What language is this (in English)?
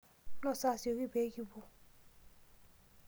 Masai